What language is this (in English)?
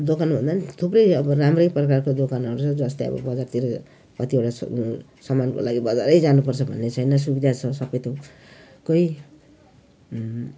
Nepali